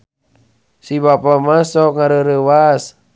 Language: Sundanese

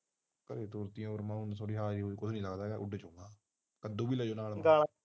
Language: Punjabi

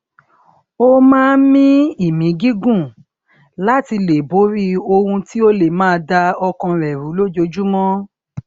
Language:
Yoruba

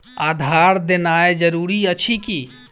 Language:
Maithili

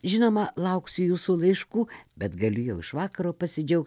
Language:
Lithuanian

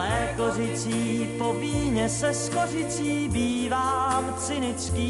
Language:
Slovak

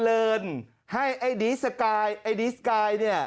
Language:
Thai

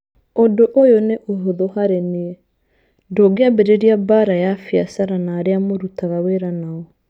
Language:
Kikuyu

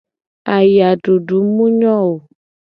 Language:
Gen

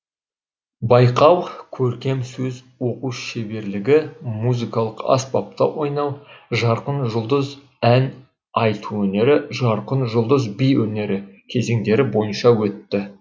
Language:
Kazakh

